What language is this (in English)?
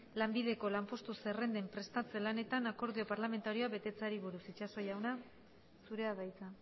Basque